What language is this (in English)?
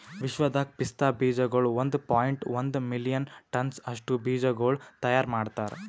Kannada